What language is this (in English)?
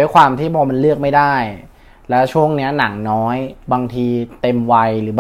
Thai